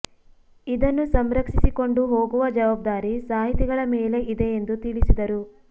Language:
Kannada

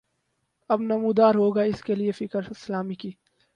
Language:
Urdu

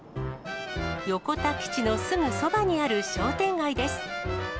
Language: Japanese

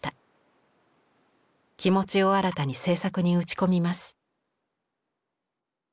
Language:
Japanese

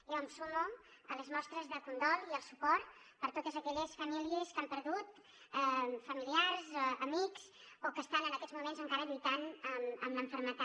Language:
Catalan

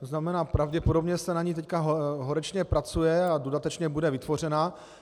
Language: Czech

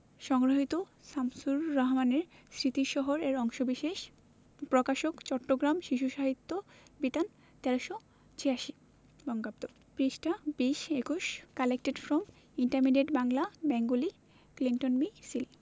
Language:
Bangla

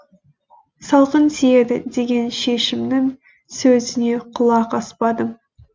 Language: Kazakh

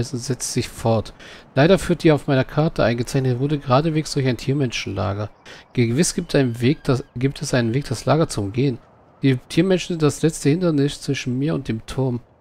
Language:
German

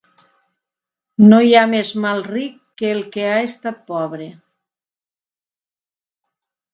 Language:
Catalan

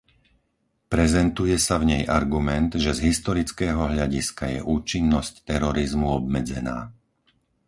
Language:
Slovak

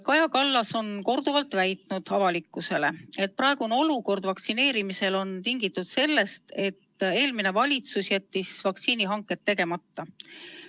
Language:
Estonian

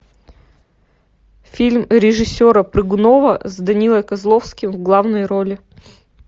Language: Russian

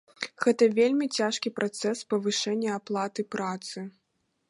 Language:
Belarusian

